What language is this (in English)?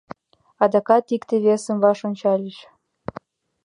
Mari